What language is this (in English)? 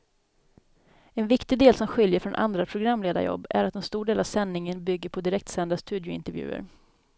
Swedish